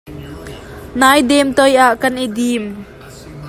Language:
Hakha Chin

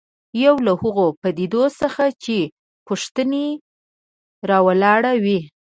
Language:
Pashto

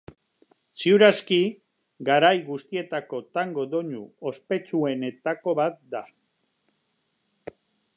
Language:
Basque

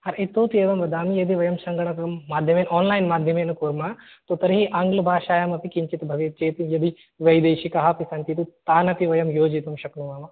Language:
Sanskrit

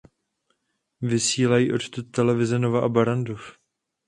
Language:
Czech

